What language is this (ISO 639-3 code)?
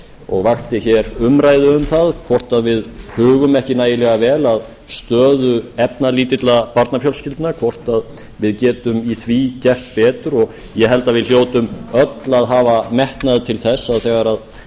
isl